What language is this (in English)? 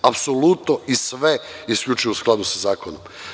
Serbian